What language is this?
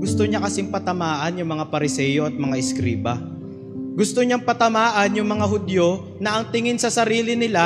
Filipino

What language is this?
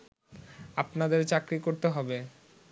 Bangla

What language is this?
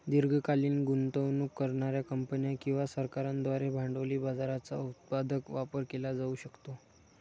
Marathi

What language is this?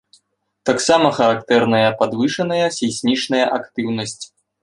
Belarusian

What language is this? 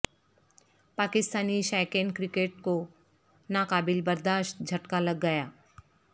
Urdu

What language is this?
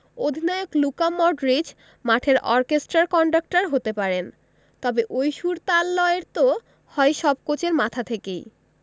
Bangla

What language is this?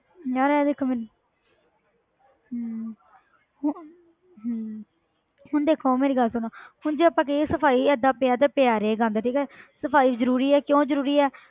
Punjabi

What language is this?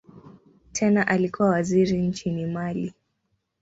Swahili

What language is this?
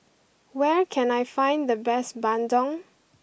English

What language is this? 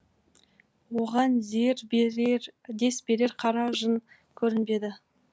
Kazakh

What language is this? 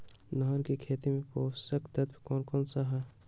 Magahi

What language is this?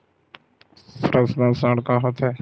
Chhattisgarhi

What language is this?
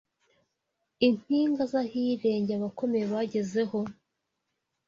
Kinyarwanda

